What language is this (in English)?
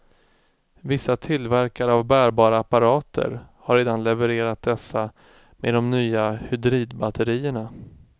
Swedish